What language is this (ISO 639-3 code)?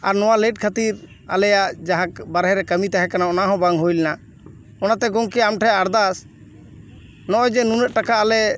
sat